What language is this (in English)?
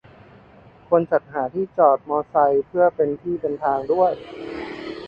Thai